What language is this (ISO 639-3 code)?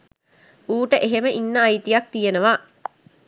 sin